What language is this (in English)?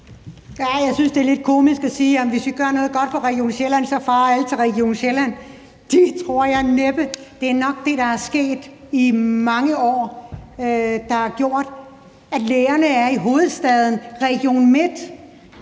Danish